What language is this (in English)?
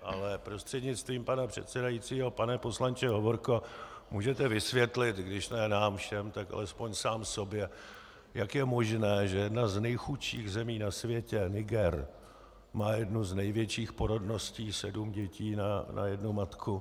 Czech